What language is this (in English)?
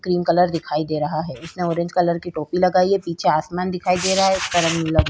Hindi